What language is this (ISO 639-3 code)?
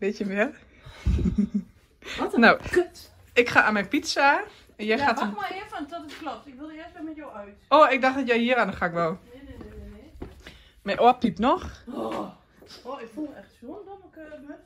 nld